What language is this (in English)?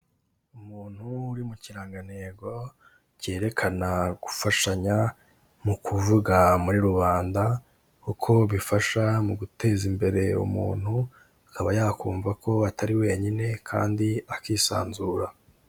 Kinyarwanda